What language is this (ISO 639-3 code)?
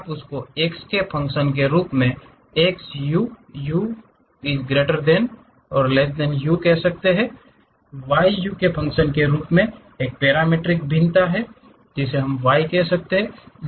hin